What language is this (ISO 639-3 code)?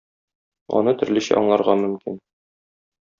tat